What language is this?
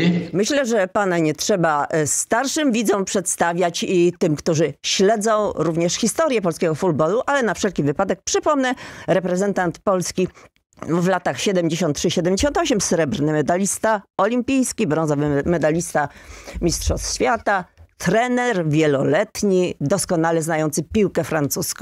Polish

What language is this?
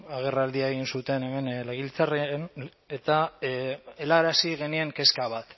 Basque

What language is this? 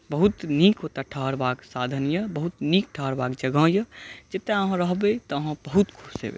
Maithili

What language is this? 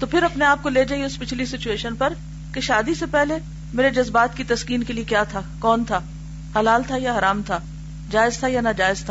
Urdu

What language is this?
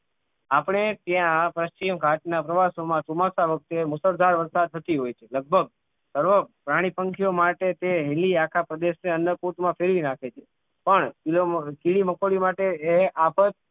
Gujarati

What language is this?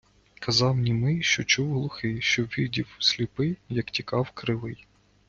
Ukrainian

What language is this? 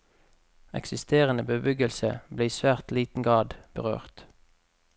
Norwegian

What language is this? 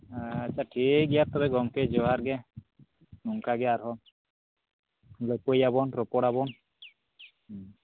Santali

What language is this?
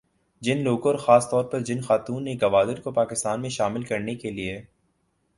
Urdu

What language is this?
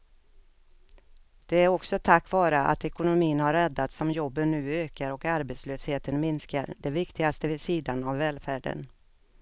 Swedish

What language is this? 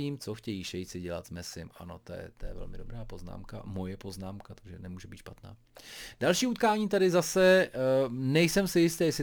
Czech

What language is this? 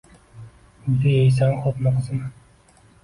Uzbek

